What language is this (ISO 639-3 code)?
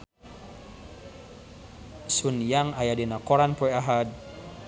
sun